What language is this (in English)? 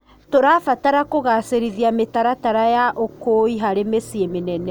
Kikuyu